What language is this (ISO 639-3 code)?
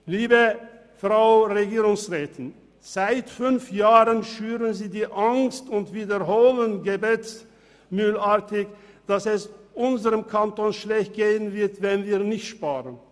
gsw